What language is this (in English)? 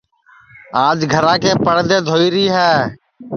Sansi